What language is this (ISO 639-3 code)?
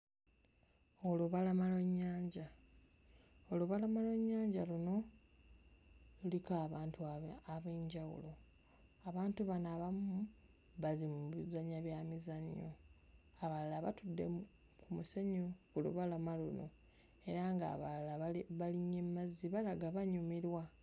lug